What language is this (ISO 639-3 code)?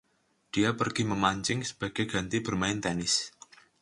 ind